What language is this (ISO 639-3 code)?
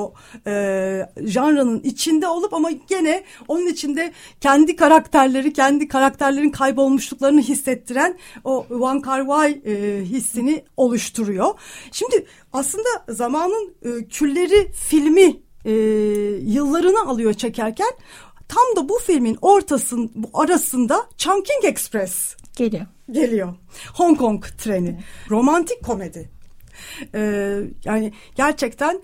tur